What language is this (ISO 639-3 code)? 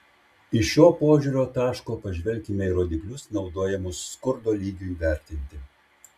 lit